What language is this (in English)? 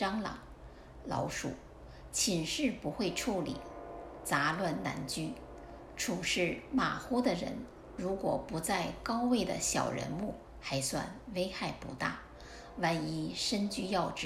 Chinese